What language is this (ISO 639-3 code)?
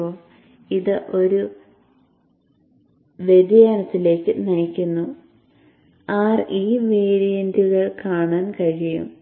mal